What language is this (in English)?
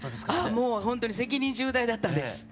Japanese